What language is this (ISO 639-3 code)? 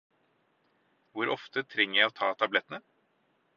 nob